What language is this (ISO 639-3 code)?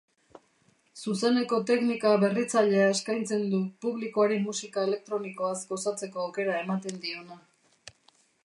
eus